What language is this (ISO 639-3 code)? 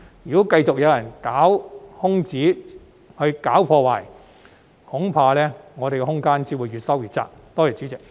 yue